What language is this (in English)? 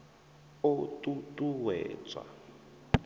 Venda